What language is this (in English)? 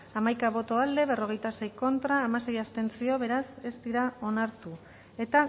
Basque